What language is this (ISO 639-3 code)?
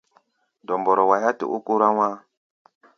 gba